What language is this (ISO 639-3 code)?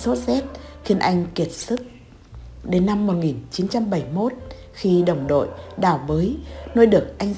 vie